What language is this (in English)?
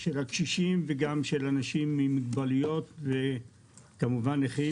Hebrew